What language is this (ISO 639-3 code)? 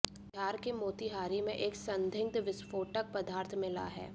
hin